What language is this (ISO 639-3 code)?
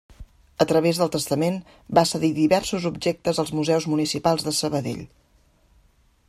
cat